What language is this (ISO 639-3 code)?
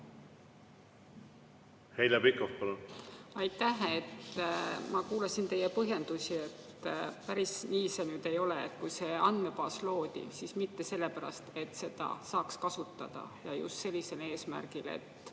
est